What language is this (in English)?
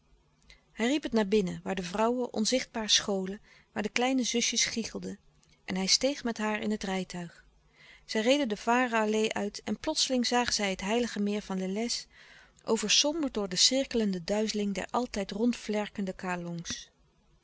Dutch